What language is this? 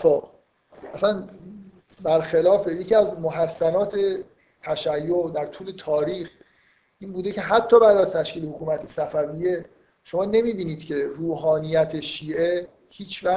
Persian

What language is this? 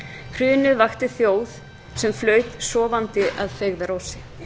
Icelandic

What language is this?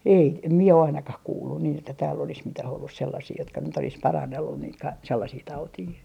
Finnish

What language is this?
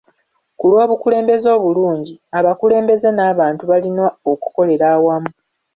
Ganda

